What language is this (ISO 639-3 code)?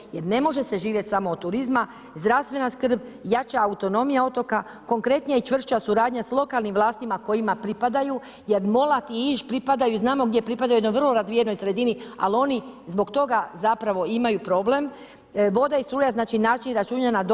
hrv